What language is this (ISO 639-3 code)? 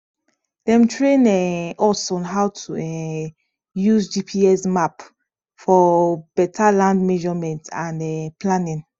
pcm